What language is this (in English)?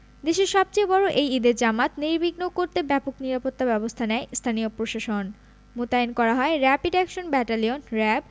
Bangla